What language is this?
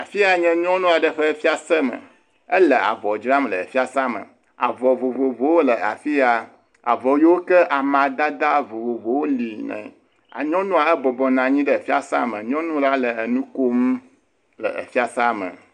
Ewe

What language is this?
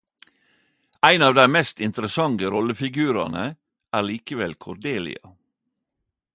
Norwegian Nynorsk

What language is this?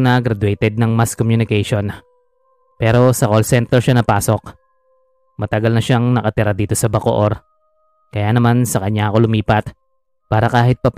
Filipino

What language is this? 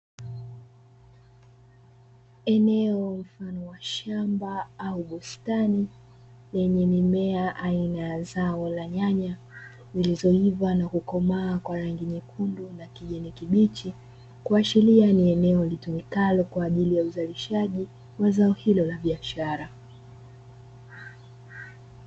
Swahili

